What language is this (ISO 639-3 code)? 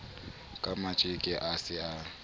sot